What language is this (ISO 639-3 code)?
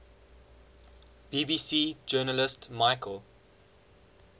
eng